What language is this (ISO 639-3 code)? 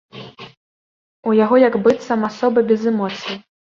bel